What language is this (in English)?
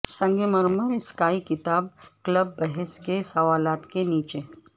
Urdu